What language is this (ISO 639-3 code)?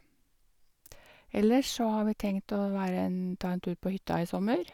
nor